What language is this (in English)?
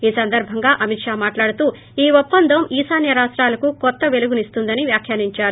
Telugu